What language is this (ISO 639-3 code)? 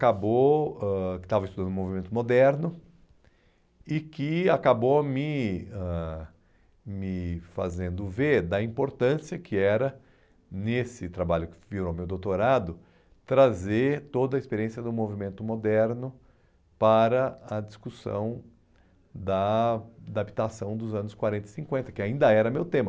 por